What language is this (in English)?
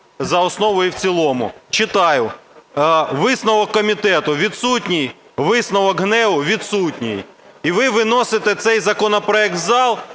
Ukrainian